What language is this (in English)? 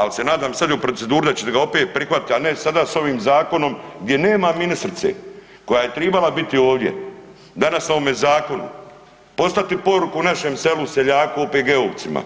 Croatian